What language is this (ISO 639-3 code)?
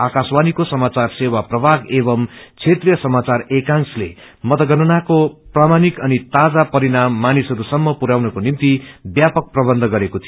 nep